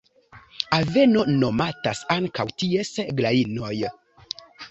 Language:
Esperanto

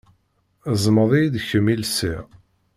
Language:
Kabyle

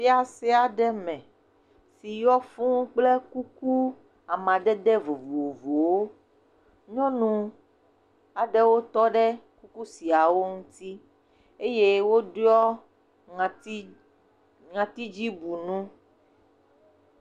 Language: Ewe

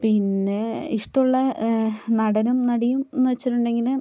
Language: Malayalam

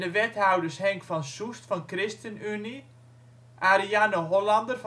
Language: Dutch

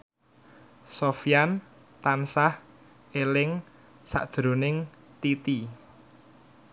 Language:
Javanese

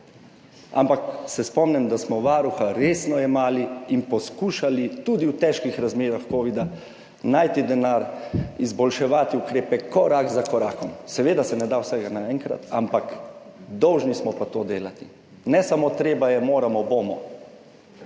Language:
Slovenian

